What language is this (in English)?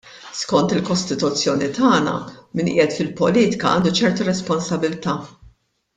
Maltese